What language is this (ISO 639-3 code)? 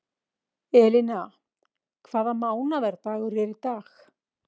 isl